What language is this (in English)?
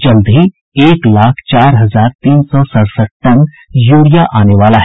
Hindi